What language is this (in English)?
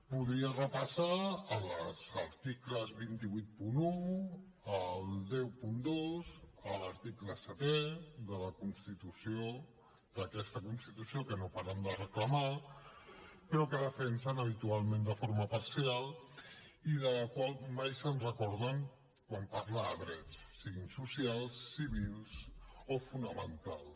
Catalan